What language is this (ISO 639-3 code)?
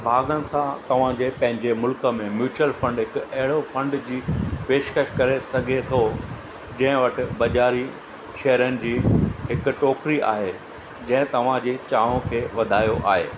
snd